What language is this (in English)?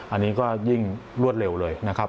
Thai